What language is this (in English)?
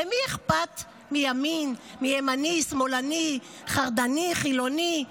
Hebrew